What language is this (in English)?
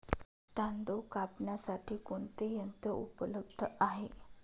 Marathi